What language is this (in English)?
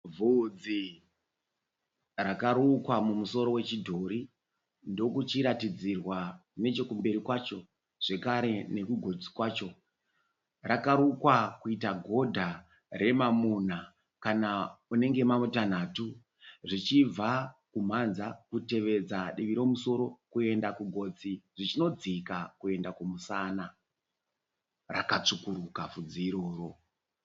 Shona